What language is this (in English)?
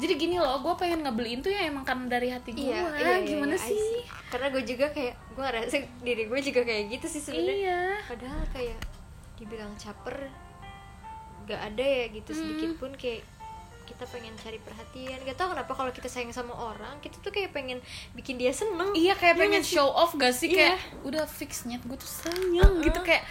Indonesian